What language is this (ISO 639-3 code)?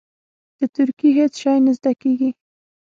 pus